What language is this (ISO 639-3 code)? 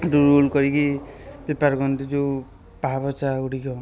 ori